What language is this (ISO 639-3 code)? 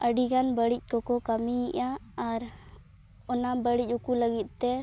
sat